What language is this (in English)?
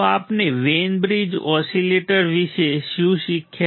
Gujarati